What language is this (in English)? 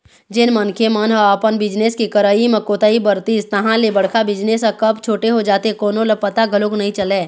Chhattisgarhi